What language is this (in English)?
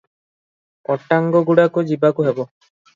Odia